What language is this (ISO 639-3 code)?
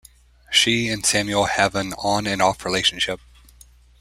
eng